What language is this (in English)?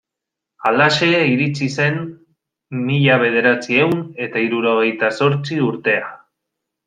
Basque